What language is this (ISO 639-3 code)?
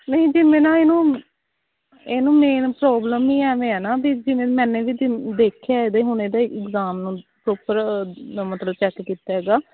pan